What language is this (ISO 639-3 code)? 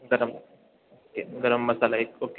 mar